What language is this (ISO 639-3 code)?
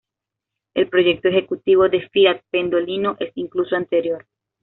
spa